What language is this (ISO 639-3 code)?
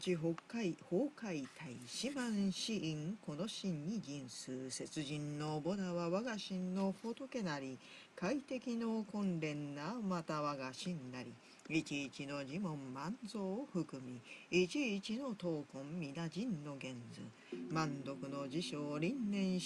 jpn